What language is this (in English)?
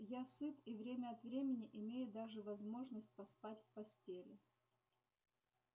Russian